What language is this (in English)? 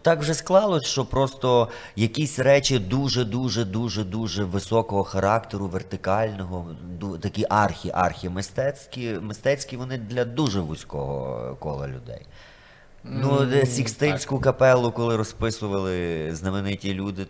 Ukrainian